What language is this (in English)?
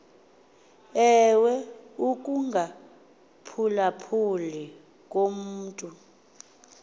Xhosa